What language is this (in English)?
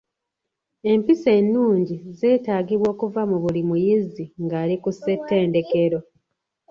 Ganda